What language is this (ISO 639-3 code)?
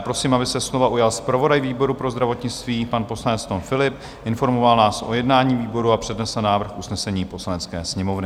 ces